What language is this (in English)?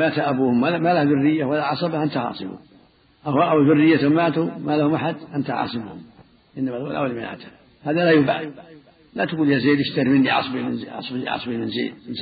Arabic